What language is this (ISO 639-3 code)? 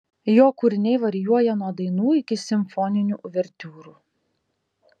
lit